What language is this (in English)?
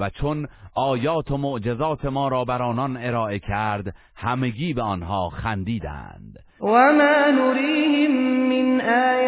Persian